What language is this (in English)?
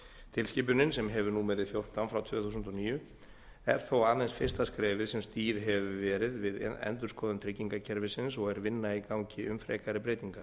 Icelandic